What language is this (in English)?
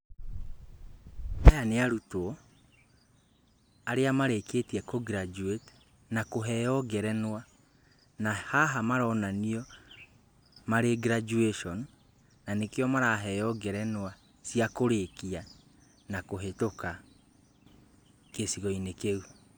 Kikuyu